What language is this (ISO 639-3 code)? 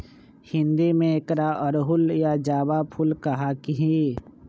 mag